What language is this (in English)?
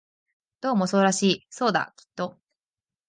Japanese